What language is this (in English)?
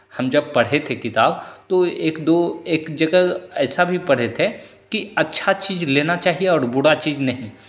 Hindi